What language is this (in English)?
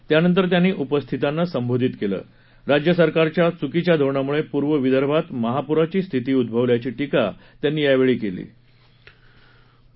Marathi